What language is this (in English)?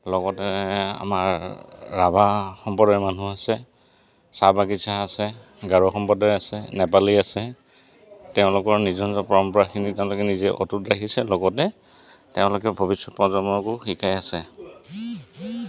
Assamese